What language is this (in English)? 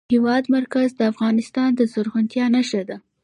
Pashto